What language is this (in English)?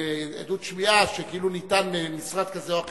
Hebrew